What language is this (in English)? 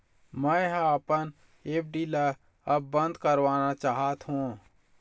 Chhattisgarhi